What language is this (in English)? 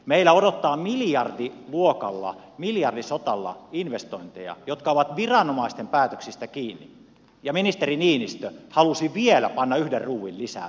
Finnish